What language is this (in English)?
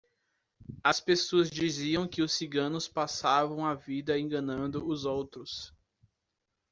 Portuguese